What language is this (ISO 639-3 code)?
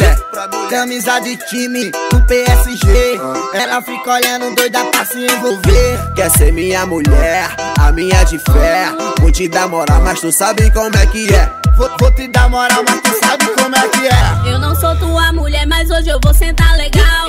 por